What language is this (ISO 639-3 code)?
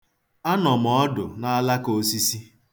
ibo